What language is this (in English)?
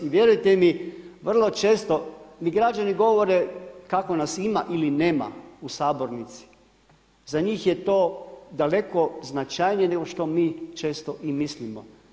Croatian